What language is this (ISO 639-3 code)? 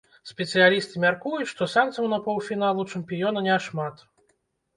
bel